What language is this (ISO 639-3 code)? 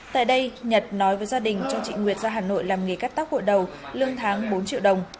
vie